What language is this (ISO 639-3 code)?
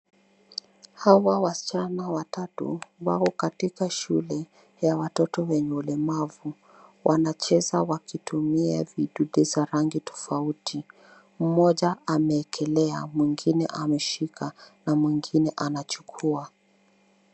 swa